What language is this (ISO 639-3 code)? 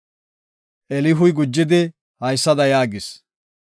gof